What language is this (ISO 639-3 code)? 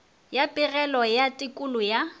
nso